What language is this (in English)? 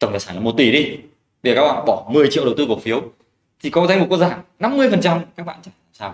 Vietnamese